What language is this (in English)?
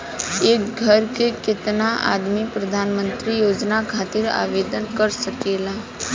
Bhojpuri